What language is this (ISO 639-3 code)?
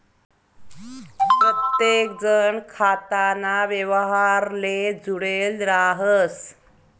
mar